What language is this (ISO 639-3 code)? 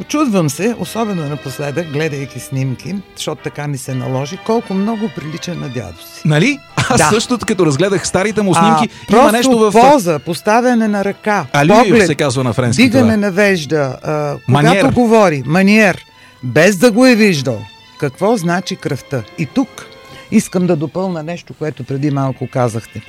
bul